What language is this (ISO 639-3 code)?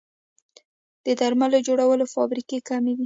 pus